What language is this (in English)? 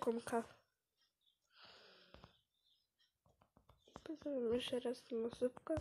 Polish